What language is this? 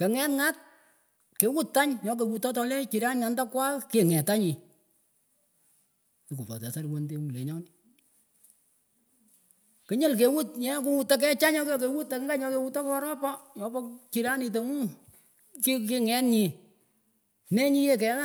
Pökoot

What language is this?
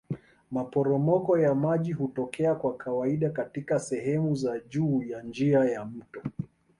Swahili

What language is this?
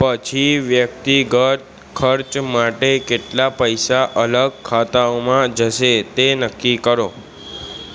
Gujarati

